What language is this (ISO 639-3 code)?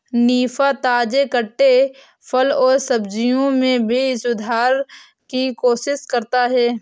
hin